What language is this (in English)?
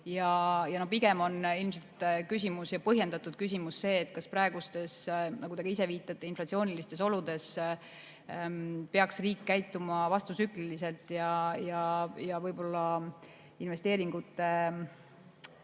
Estonian